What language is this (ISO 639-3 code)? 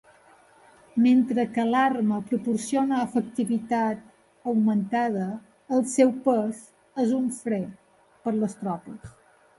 cat